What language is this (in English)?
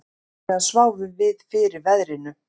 Icelandic